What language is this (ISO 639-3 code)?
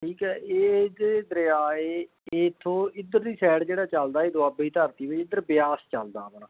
pan